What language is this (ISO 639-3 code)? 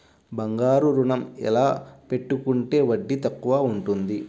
tel